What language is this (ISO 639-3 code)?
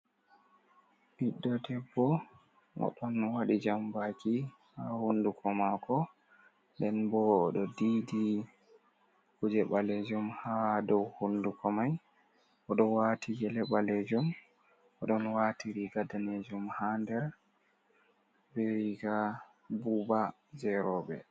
ful